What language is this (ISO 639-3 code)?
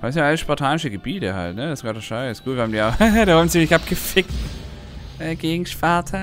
deu